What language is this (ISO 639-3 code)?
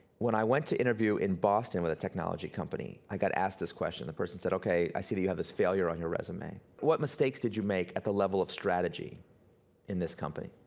eng